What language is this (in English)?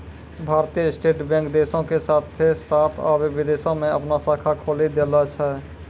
Maithili